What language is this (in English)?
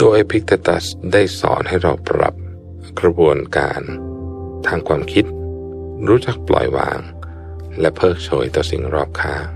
Thai